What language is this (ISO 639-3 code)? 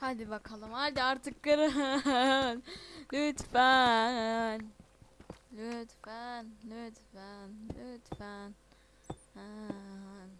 tur